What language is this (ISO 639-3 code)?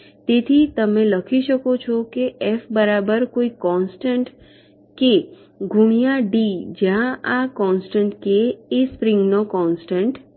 guj